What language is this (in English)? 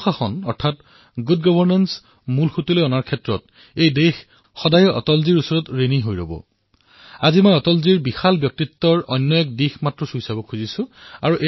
Assamese